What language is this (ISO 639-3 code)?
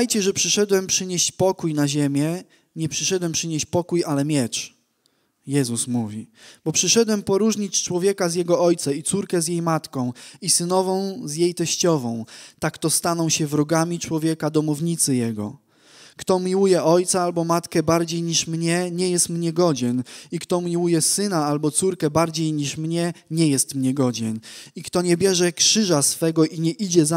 pol